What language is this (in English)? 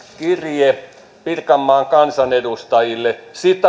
Finnish